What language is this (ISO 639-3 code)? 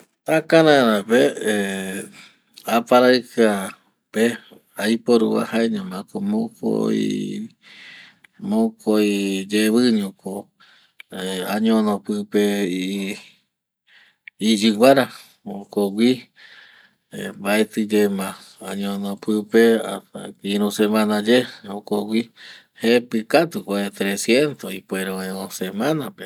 gui